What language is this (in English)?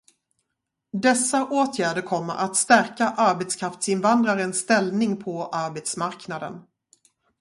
Swedish